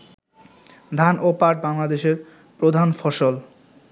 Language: Bangla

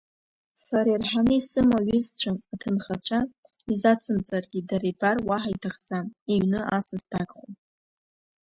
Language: Abkhazian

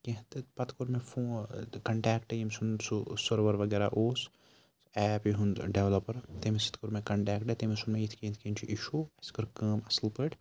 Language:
Kashmiri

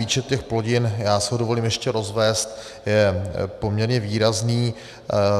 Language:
Czech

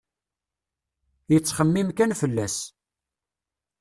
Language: Kabyle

